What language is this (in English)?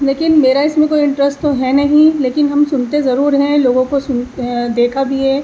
Urdu